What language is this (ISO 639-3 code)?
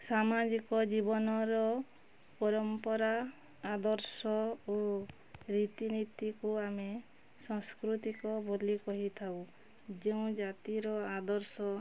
ori